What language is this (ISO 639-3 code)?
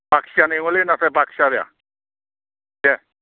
brx